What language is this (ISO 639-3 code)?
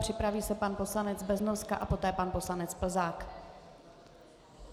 ces